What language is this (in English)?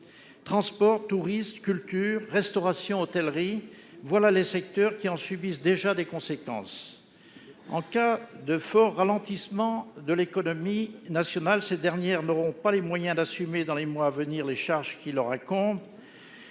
French